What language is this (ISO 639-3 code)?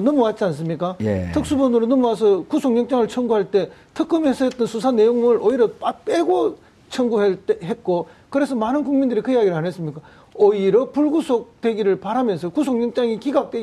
kor